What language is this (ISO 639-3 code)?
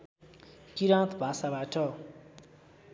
nep